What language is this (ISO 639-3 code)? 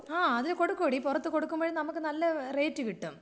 mal